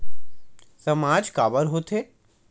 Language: Chhattisgarhi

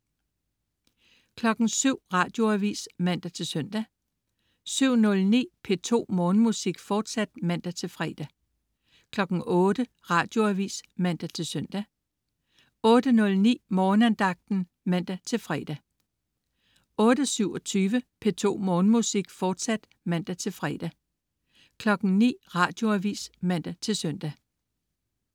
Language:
Danish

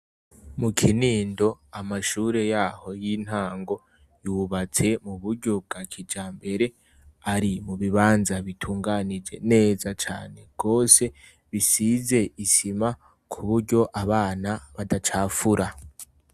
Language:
Rundi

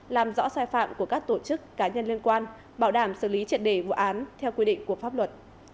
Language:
Vietnamese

